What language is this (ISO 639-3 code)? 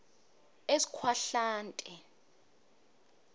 ssw